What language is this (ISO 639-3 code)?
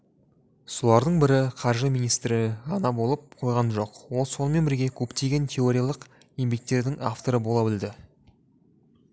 kaz